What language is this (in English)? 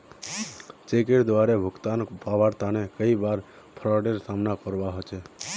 Magahi